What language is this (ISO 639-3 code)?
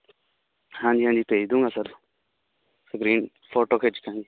pan